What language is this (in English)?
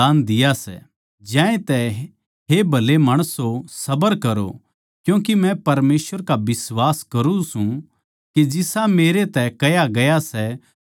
Haryanvi